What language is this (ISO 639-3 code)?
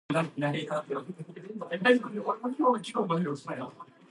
eng